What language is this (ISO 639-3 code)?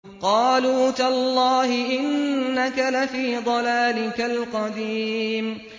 ara